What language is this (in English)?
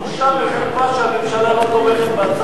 Hebrew